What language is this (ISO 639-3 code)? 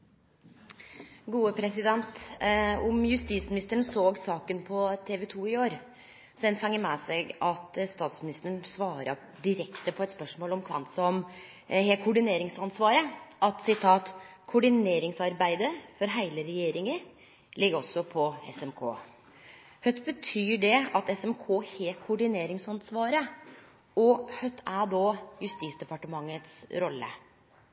nno